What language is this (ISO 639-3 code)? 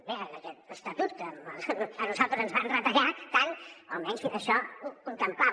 cat